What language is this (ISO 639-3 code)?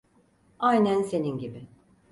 tur